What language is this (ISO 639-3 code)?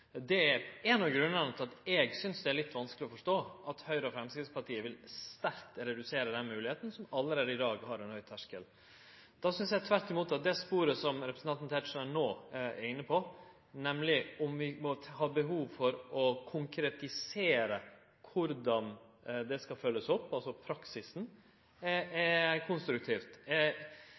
nno